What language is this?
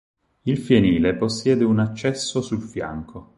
Italian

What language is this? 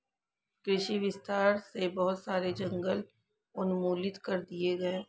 Hindi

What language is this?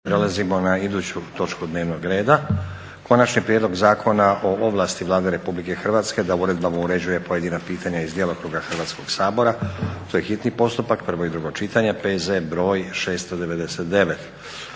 Croatian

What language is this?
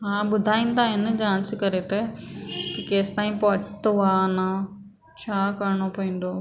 Sindhi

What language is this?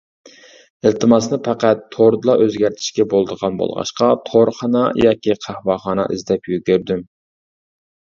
Uyghur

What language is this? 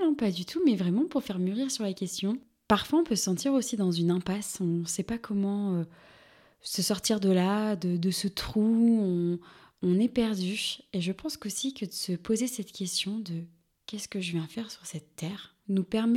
French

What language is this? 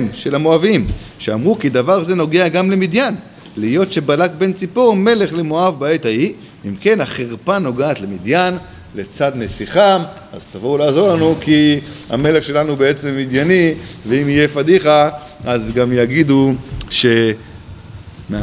Hebrew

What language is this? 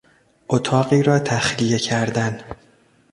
Persian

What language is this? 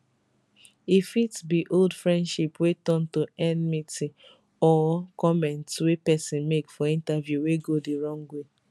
Nigerian Pidgin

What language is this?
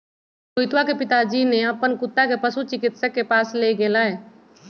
Magahi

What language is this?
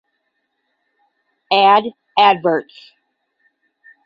English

